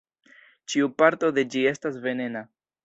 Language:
Esperanto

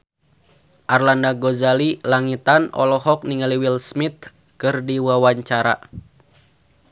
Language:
Sundanese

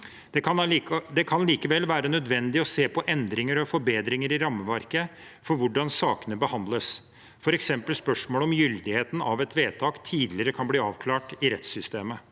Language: Norwegian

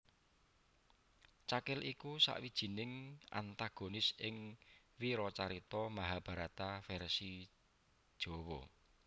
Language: Javanese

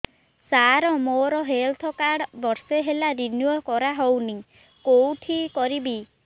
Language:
Odia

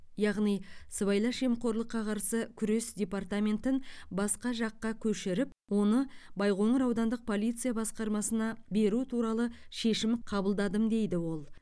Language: Kazakh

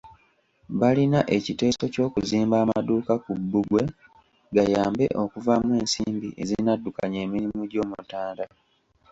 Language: Ganda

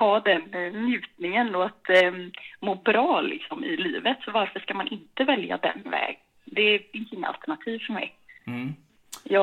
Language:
Swedish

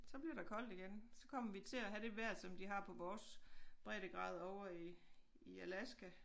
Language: Danish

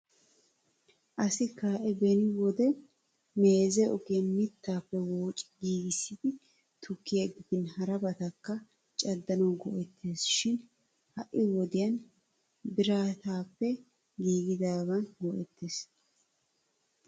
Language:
Wolaytta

